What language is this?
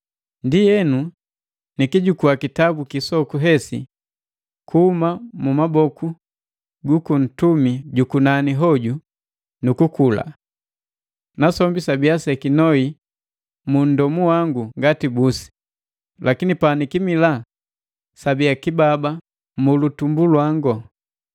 Matengo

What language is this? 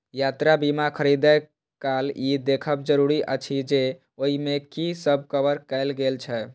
Maithili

